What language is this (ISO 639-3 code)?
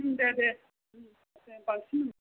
brx